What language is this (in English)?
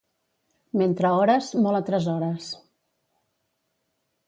Catalan